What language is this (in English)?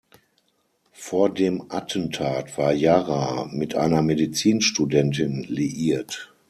German